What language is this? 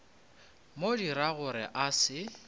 Northern Sotho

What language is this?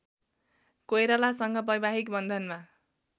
Nepali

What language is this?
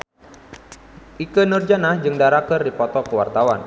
Sundanese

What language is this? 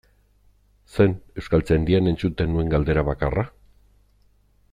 Basque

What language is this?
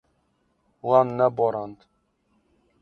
Kurdish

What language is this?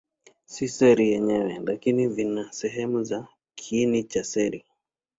Swahili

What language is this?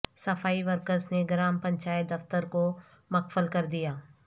Urdu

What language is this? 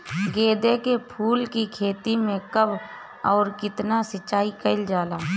Bhojpuri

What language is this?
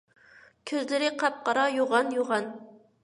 Uyghur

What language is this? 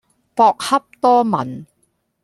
Cantonese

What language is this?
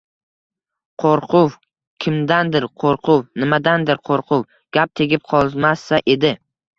Uzbek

